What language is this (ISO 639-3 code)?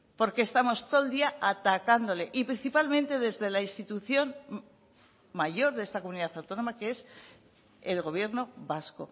spa